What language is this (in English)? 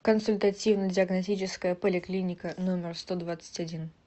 Russian